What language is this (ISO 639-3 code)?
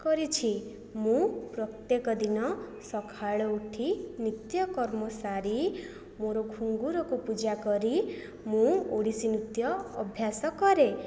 ori